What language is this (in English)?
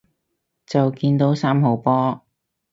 Cantonese